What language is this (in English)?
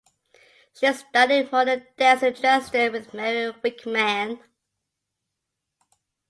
English